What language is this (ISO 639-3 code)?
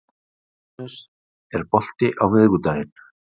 isl